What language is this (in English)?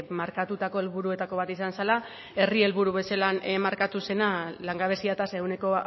Basque